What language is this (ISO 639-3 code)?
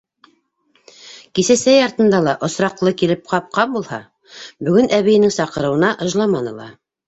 bak